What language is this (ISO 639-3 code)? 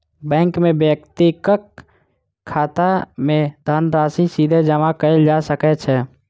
mai